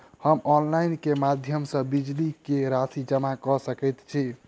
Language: Maithili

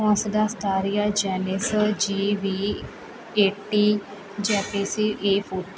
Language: Punjabi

